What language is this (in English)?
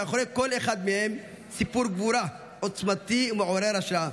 Hebrew